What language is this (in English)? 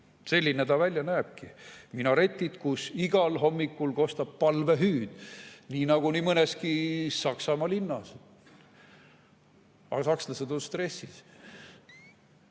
Estonian